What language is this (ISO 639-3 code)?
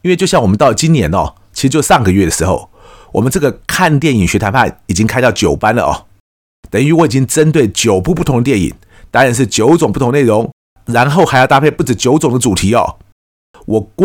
zho